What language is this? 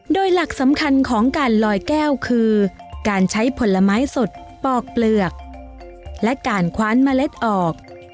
Thai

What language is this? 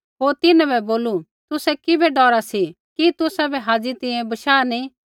Kullu Pahari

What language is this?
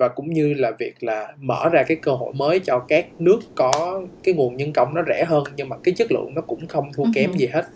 Vietnamese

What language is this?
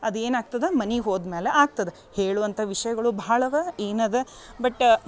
Kannada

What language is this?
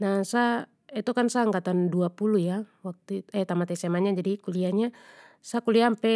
Papuan Malay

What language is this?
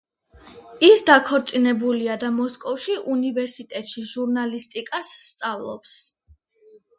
Georgian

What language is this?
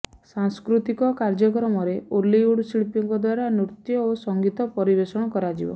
Odia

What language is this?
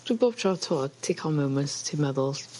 Welsh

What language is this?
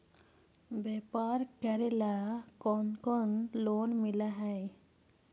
Magahi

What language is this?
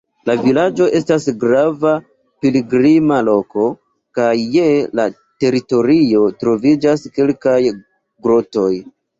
Esperanto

